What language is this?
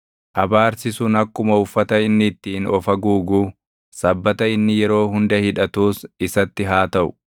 Oromo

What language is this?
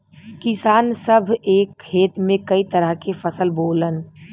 Bhojpuri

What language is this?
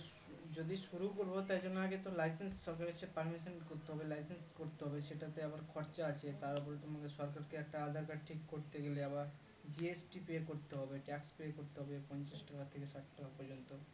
Bangla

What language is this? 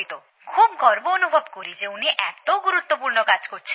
Bangla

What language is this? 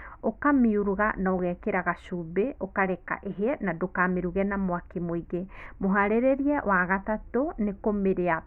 Kikuyu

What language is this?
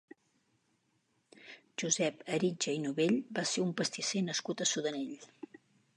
Catalan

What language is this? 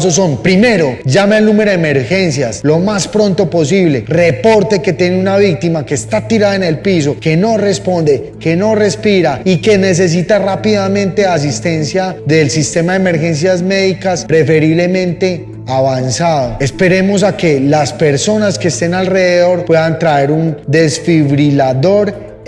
Spanish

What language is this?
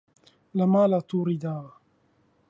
Central Kurdish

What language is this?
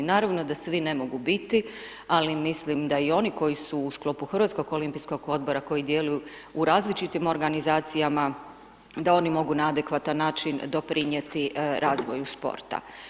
Croatian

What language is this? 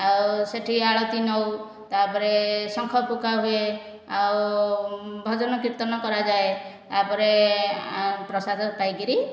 Odia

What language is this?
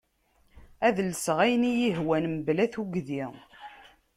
Kabyle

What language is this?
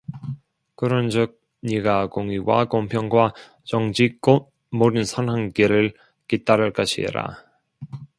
Korean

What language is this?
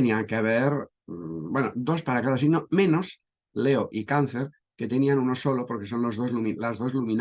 Spanish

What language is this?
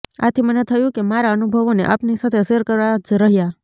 Gujarati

